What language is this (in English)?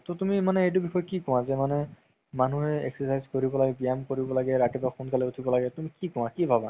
Assamese